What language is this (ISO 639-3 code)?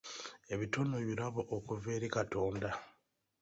lug